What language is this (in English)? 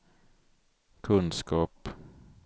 Swedish